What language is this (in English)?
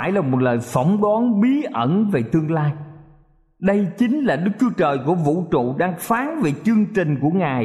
Vietnamese